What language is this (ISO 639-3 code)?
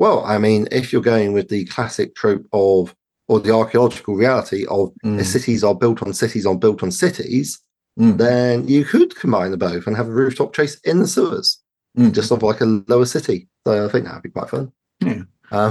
eng